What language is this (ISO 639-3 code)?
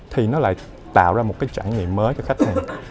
vie